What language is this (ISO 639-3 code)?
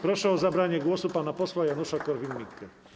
pol